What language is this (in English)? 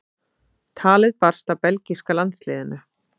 Icelandic